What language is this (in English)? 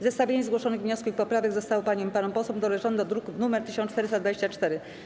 Polish